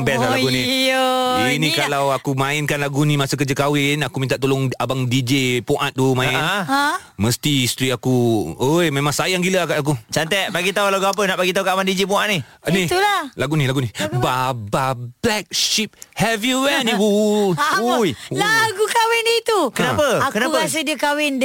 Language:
Malay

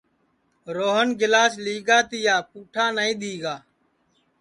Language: Sansi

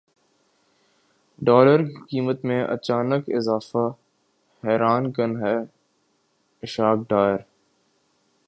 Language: Urdu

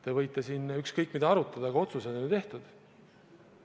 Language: Estonian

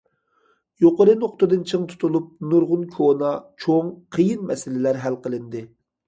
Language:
Uyghur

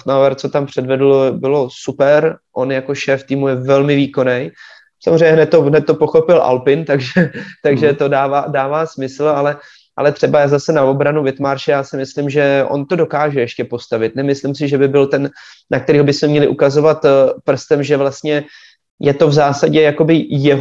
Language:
Czech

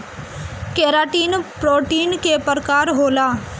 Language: Bhojpuri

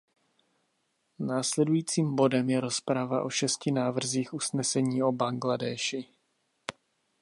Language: Czech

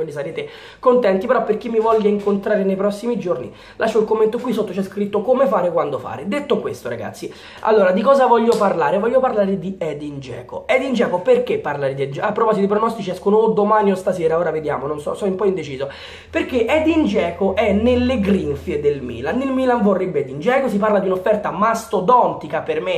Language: Italian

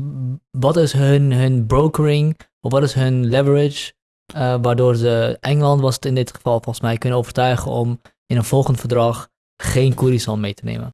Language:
Dutch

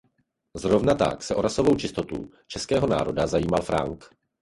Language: Czech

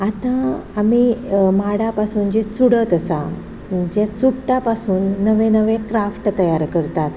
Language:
Konkani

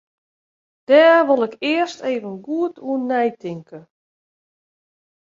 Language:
Western Frisian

